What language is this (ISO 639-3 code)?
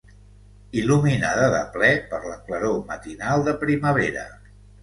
cat